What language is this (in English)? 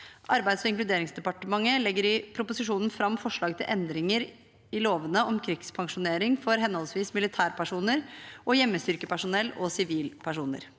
Norwegian